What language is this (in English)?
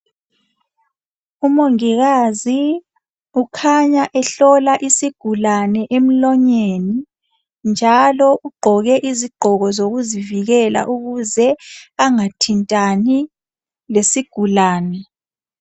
North Ndebele